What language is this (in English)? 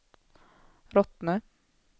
Swedish